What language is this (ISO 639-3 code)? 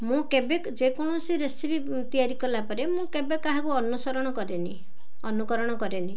ori